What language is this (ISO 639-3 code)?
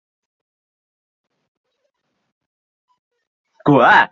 zho